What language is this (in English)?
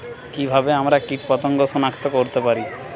Bangla